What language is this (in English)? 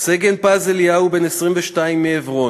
Hebrew